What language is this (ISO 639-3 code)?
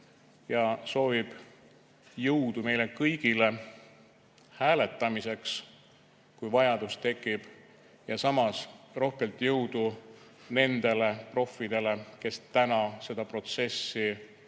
est